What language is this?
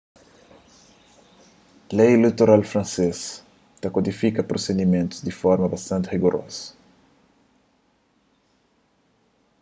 Kabuverdianu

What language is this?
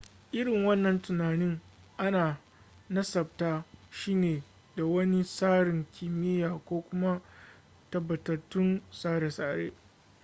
Hausa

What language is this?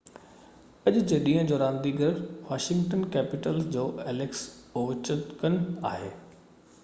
Sindhi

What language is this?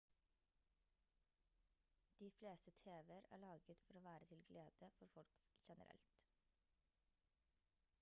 Norwegian Bokmål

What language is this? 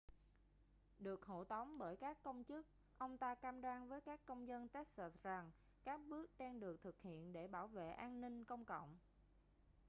Vietnamese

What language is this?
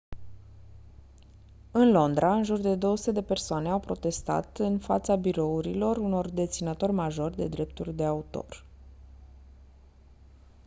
Romanian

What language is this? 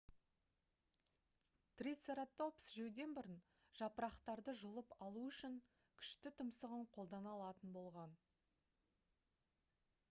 Kazakh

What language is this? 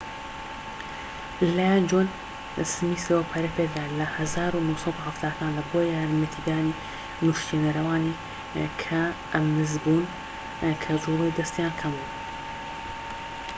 Central Kurdish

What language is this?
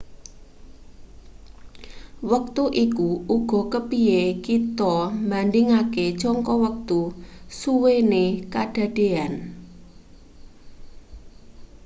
Javanese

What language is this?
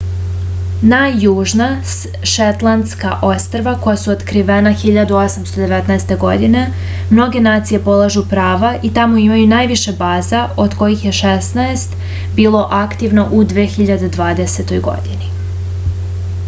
Serbian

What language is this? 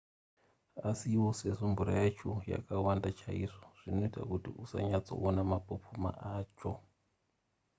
Shona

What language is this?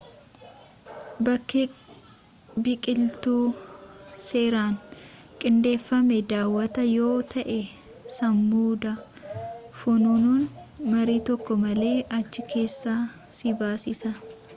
Oromo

